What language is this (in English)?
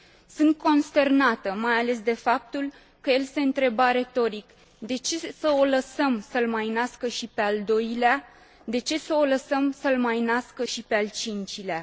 Romanian